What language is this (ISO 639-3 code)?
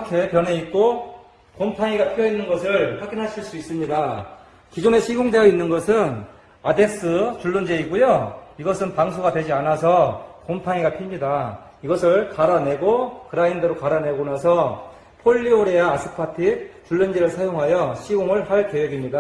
kor